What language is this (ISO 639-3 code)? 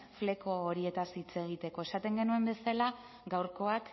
eus